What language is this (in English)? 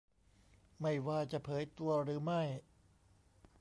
Thai